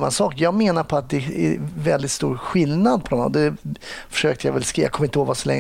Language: Swedish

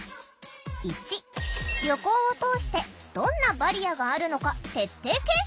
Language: Japanese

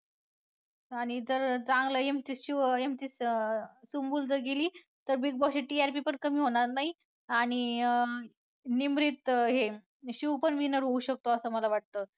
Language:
Marathi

